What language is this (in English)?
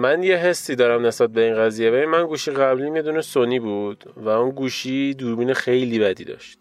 Persian